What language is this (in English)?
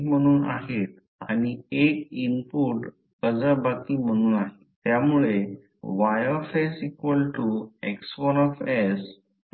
Marathi